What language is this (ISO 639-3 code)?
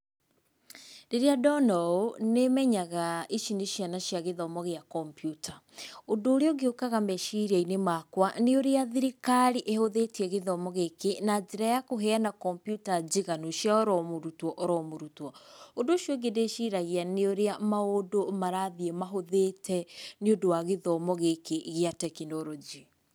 kik